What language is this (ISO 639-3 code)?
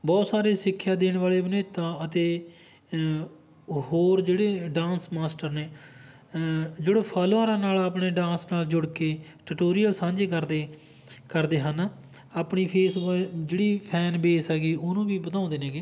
pan